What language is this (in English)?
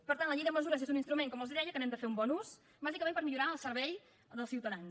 Catalan